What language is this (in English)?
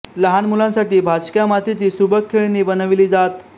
Marathi